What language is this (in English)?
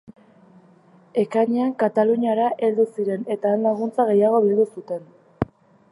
Basque